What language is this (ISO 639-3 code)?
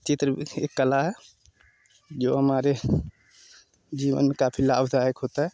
hin